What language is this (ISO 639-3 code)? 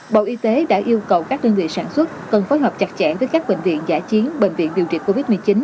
vie